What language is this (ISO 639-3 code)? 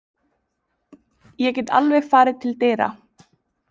isl